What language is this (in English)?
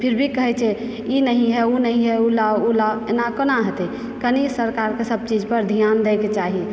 Maithili